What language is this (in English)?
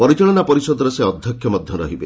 Odia